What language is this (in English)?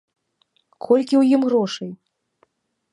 Belarusian